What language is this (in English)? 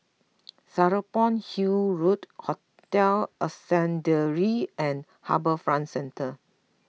English